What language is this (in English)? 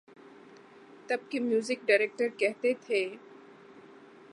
Urdu